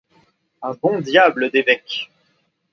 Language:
French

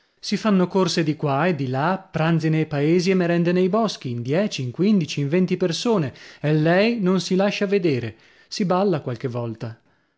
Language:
Italian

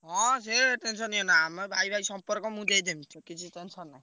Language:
Odia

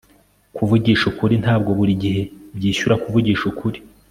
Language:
Kinyarwanda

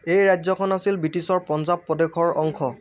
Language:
Assamese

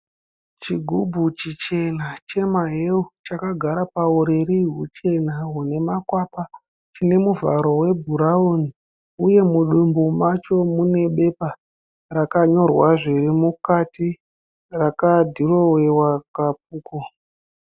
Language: Shona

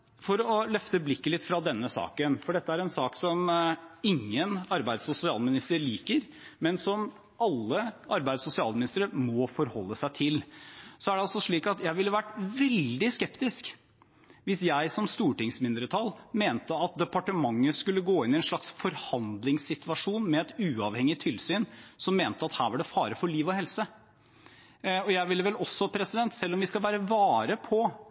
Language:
Norwegian Bokmål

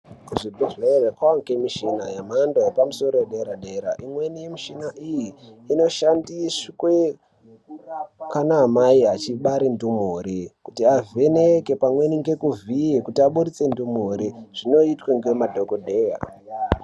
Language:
Ndau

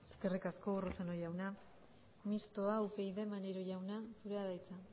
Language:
Basque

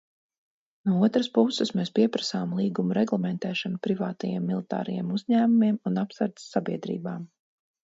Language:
Latvian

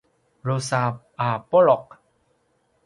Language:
Paiwan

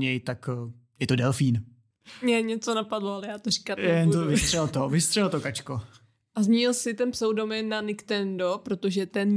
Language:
Czech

